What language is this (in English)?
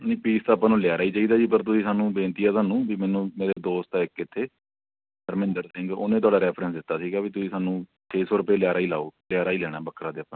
Punjabi